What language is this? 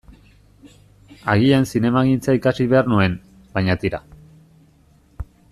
Basque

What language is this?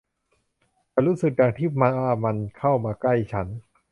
Thai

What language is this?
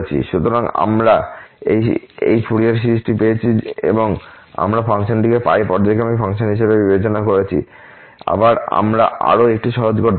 Bangla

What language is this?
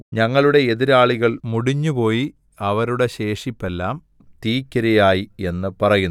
Malayalam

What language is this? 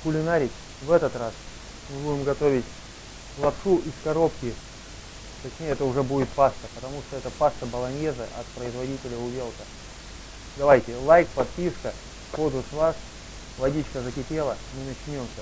Russian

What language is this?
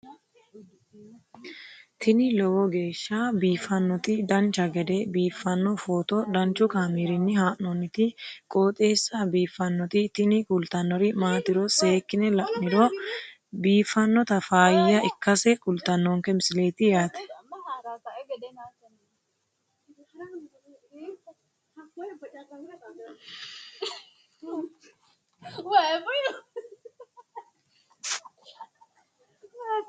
Sidamo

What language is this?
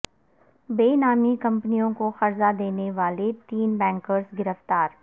Urdu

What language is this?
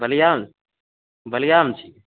Maithili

